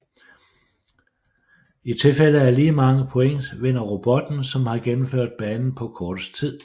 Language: Danish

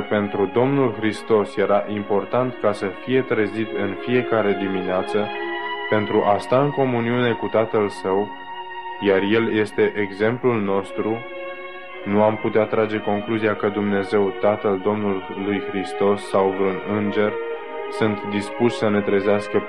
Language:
Romanian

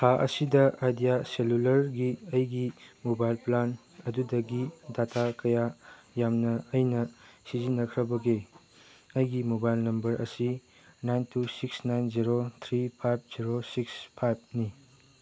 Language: Manipuri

